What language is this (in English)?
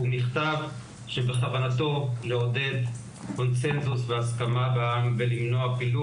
Hebrew